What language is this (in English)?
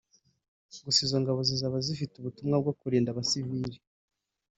Kinyarwanda